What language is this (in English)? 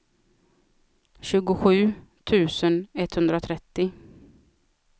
Swedish